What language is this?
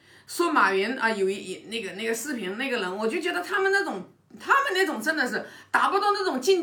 Chinese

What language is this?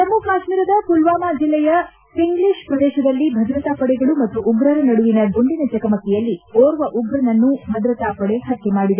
Kannada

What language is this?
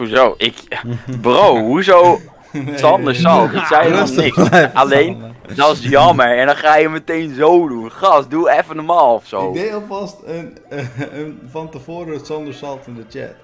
Dutch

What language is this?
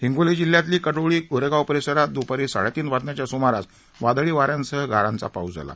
Marathi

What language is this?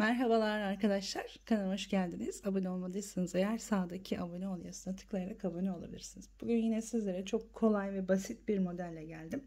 Turkish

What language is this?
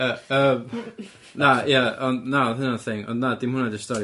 Welsh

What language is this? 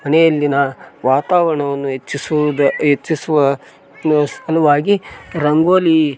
Kannada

